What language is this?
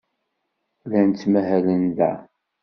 Kabyle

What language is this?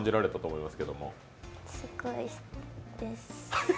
Japanese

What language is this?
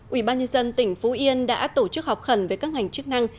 Vietnamese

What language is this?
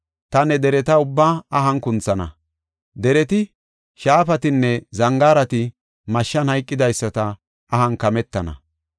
Gofa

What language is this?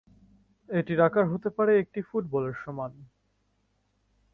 Bangla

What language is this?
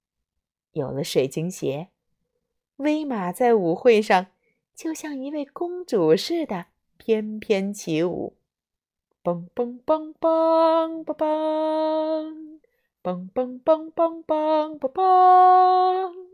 Chinese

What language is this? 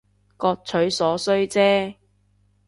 Cantonese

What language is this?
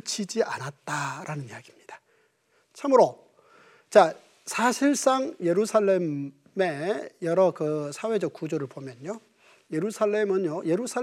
Korean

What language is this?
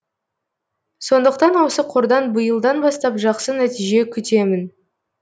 Kazakh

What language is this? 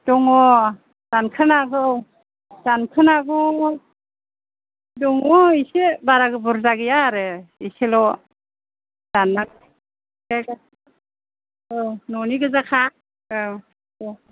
Bodo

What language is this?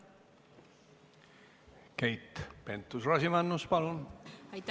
Estonian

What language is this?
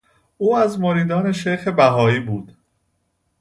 Persian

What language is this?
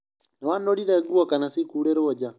Kikuyu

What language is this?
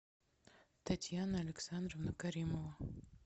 Russian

